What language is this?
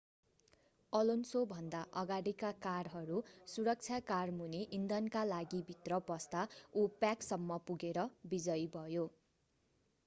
Nepali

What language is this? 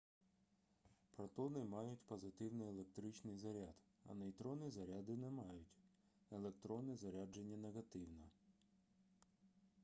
Ukrainian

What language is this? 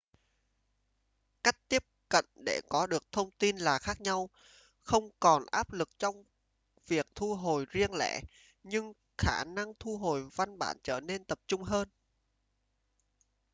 Vietnamese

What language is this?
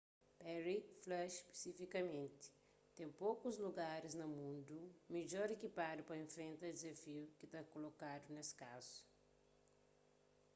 Kabuverdianu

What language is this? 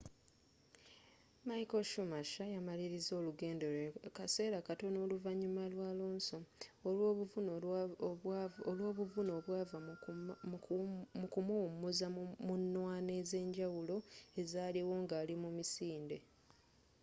Ganda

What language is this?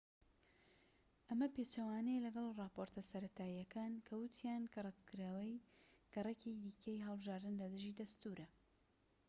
Central Kurdish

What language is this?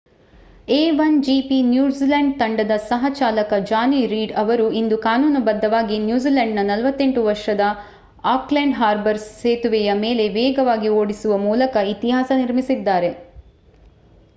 Kannada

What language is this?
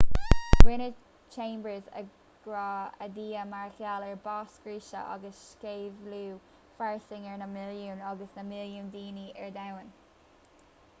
Irish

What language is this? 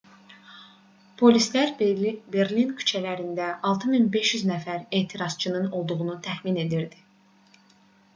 Azerbaijani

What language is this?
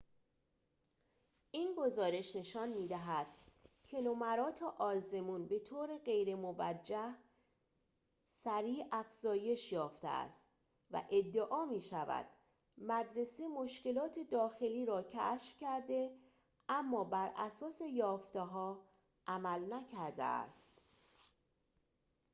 Persian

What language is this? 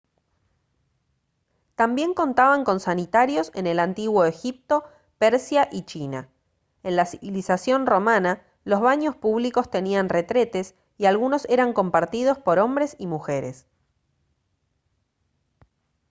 Spanish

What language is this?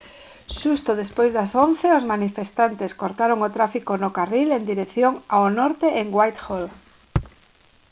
Galician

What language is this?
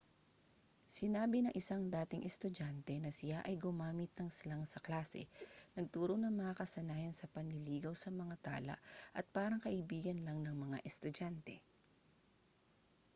Filipino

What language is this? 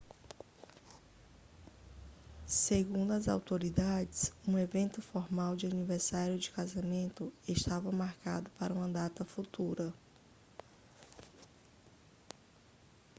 Portuguese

